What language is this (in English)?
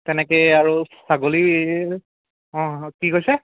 Assamese